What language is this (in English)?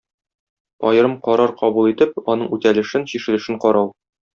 Tatar